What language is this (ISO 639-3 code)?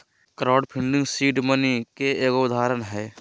mag